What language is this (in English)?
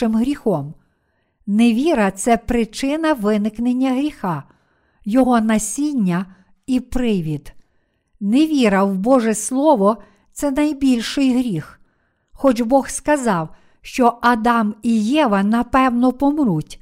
Ukrainian